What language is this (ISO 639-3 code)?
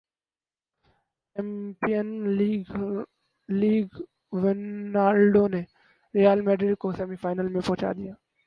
urd